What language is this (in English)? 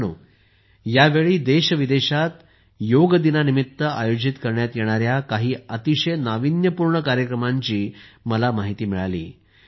Marathi